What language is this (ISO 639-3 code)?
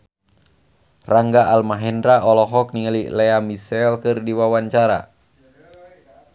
sun